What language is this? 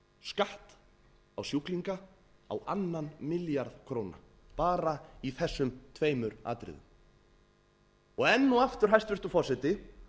Icelandic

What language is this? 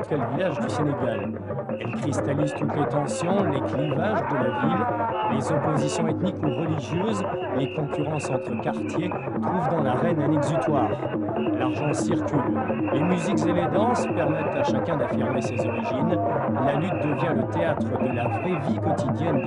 French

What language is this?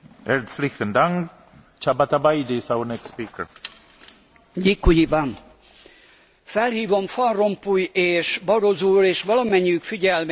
Hungarian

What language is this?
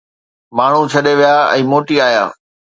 Sindhi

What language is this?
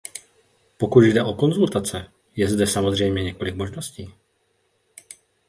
Czech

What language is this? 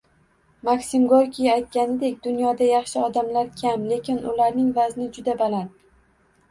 Uzbek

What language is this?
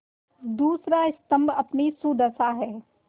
Hindi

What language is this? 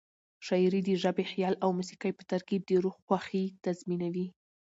Pashto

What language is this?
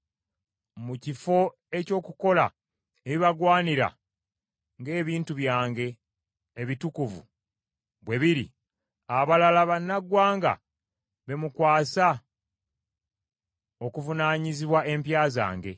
Ganda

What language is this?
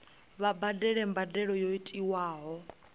Venda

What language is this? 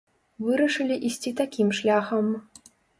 Belarusian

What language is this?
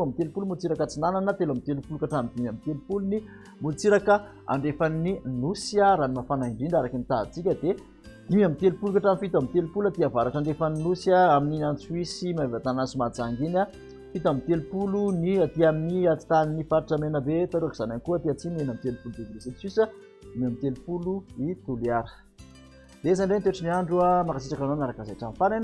Malagasy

